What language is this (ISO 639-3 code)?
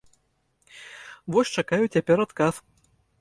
bel